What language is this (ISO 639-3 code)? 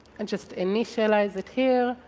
eng